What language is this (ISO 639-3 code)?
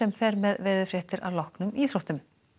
isl